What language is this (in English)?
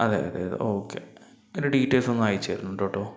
Malayalam